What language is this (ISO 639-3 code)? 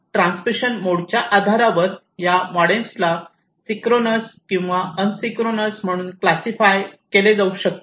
mar